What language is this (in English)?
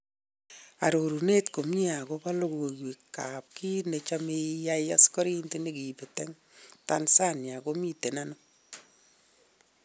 Kalenjin